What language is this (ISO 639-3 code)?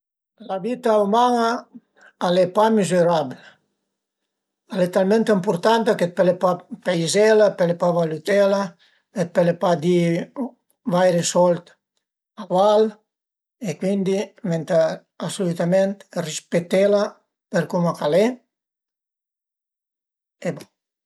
pms